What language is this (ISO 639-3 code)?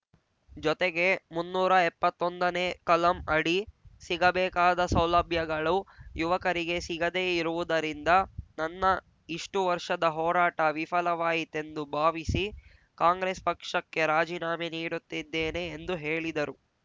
kan